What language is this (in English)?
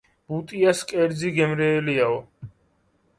Georgian